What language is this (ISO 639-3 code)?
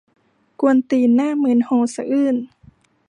tha